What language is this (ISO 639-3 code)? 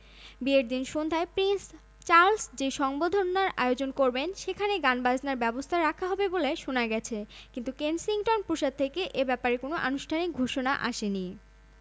ben